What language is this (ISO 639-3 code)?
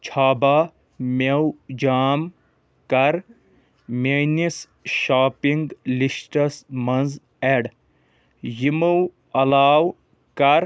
kas